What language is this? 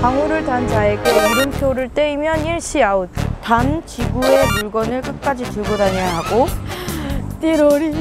Korean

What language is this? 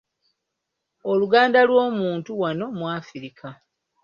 Ganda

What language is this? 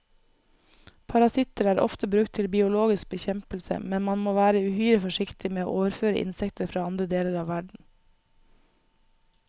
Norwegian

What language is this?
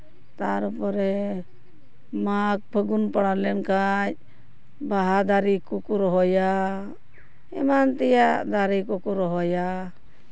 Santali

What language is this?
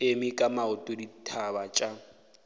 Northern Sotho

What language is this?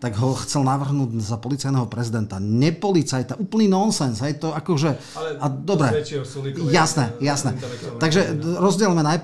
Slovak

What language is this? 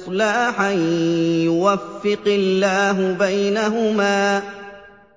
Arabic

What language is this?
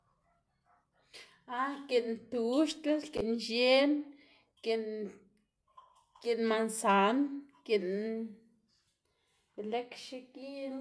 Xanaguía Zapotec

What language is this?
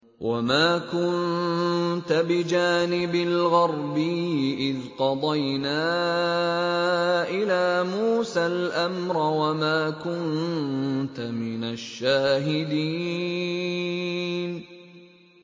Arabic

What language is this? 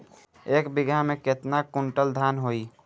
Bhojpuri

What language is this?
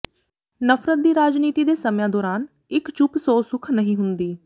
Punjabi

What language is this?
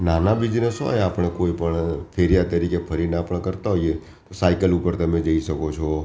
Gujarati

